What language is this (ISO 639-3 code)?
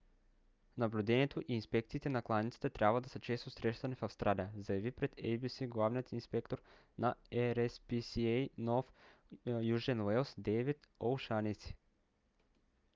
bul